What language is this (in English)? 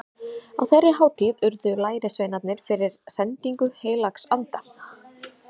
Icelandic